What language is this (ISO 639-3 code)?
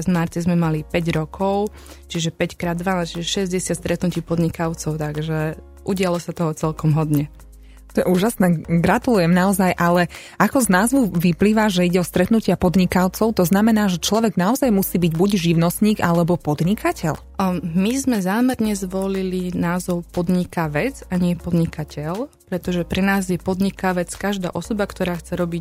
slk